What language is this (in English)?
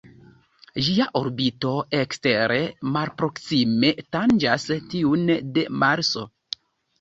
Esperanto